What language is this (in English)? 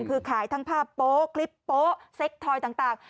Thai